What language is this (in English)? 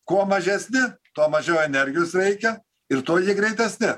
Lithuanian